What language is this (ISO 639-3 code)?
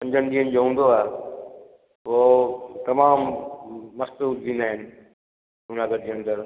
snd